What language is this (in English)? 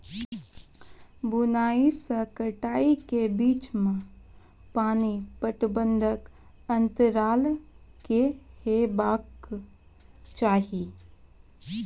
Maithili